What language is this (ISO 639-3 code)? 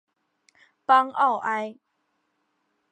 zho